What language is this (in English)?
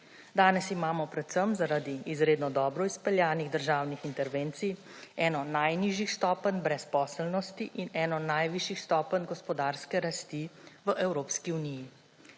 Slovenian